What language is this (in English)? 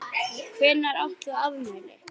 Icelandic